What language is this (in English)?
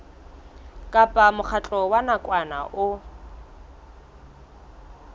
Southern Sotho